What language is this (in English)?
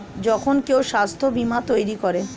Bangla